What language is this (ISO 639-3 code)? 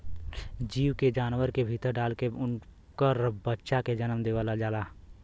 bho